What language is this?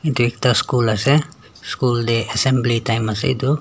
Naga Pidgin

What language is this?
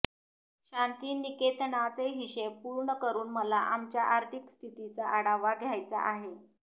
Marathi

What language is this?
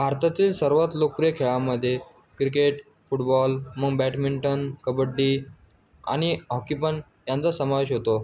Marathi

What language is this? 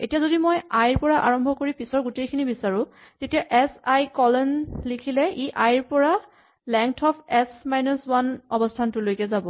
Assamese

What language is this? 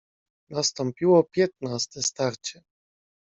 Polish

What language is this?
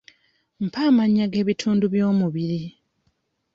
Ganda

